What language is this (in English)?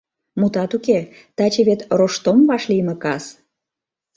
Mari